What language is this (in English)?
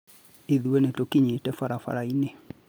Kikuyu